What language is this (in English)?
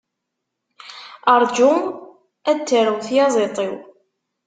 Kabyle